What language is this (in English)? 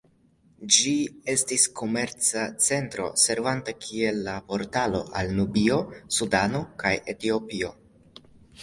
Esperanto